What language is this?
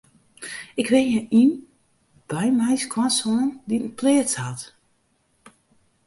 Western Frisian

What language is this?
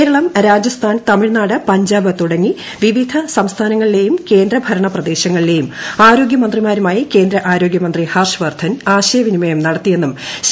Malayalam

